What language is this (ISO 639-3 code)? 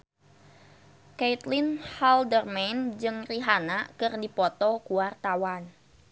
sun